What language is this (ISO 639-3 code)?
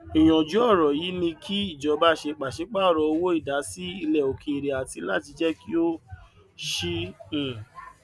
yor